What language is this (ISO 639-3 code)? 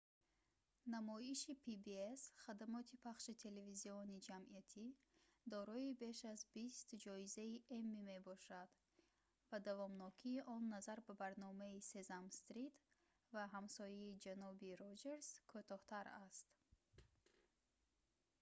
tgk